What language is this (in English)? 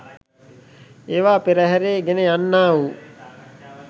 Sinhala